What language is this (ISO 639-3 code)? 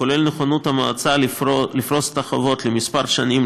heb